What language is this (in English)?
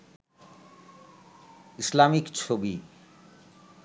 Bangla